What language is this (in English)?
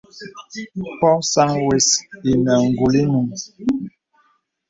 Bebele